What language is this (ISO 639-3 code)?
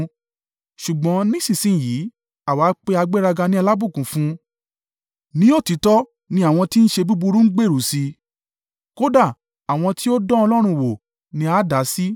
yor